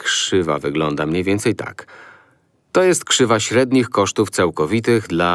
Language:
Polish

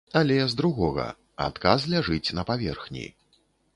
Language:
Belarusian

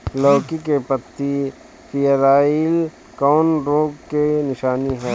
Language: Bhojpuri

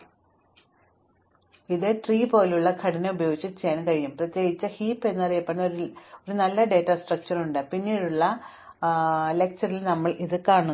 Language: Malayalam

